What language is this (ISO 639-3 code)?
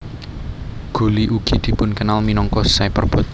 jav